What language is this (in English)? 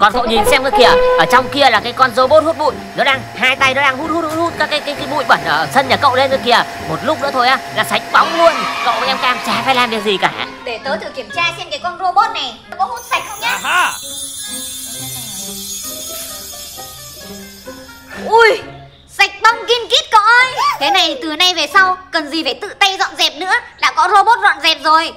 Vietnamese